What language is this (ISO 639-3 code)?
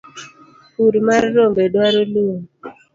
luo